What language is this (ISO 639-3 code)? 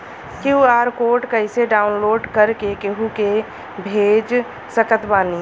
bho